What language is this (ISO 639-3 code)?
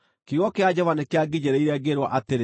kik